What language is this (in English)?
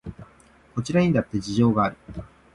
Japanese